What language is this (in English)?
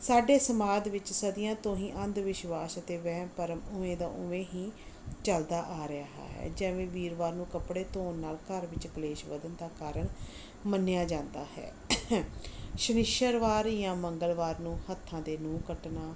Punjabi